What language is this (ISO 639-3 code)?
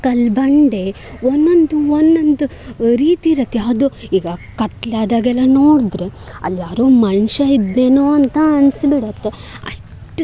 kan